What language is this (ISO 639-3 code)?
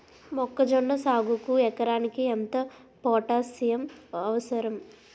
tel